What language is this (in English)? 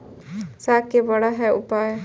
Maithili